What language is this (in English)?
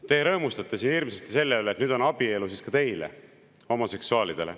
Estonian